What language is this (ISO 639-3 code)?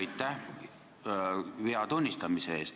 est